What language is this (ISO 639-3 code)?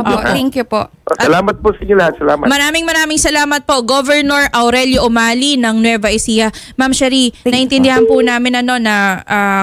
fil